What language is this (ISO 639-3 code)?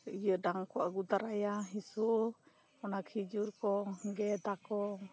sat